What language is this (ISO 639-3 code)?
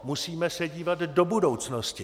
ces